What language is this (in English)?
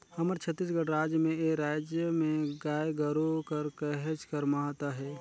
Chhattisgarhi